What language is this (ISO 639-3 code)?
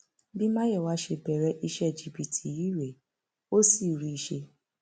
yor